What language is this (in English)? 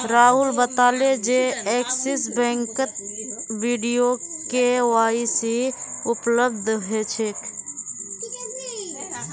Magahi